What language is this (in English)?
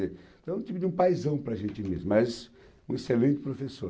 Portuguese